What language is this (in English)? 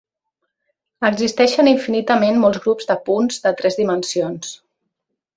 Catalan